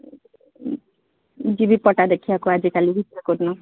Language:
Odia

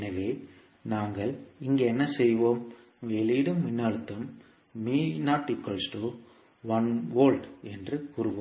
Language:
Tamil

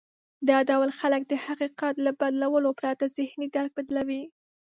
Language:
Pashto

